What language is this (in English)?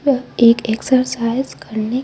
Hindi